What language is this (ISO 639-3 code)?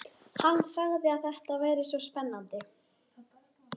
isl